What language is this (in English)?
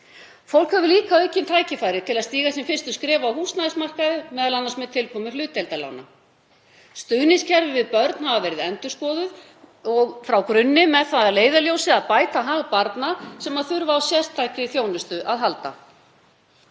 Icelandic